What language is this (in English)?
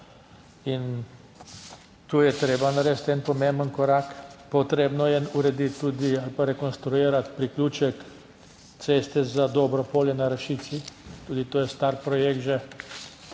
Slovenian